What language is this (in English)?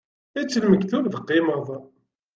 Kabyle